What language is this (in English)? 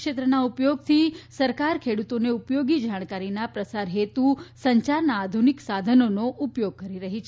Gujarati